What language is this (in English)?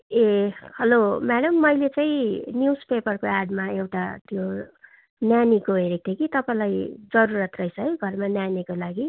Nepali